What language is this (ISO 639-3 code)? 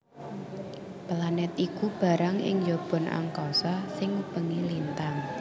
jav